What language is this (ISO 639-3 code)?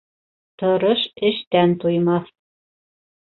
bak